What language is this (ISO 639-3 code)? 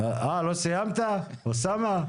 heb